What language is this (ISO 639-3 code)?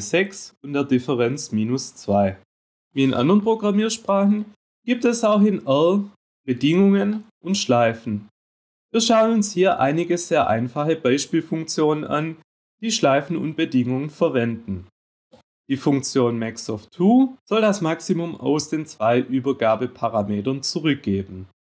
deu